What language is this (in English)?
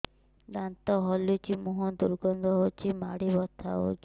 Odia